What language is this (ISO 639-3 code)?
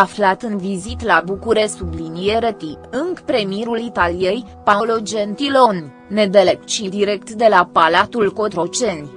ron